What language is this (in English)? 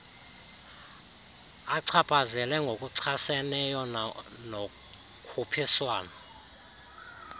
Xhosa